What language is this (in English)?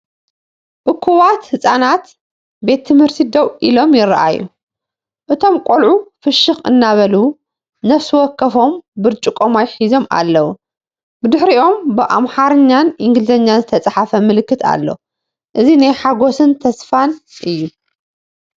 Tigrinya